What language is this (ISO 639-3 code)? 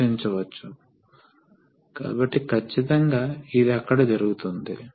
tel